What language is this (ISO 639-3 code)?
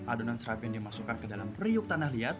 ind